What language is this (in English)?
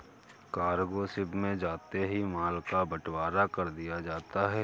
Hindi